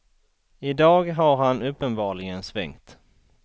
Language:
Swedish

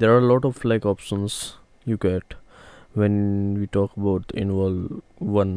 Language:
English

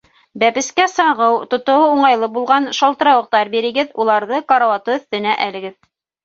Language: Bashkir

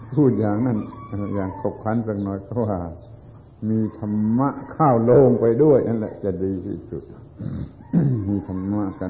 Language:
Thai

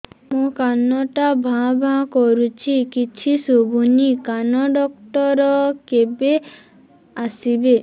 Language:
Odia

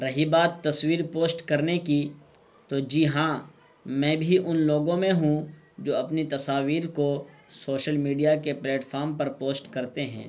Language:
Urdu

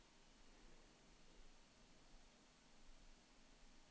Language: Norwegian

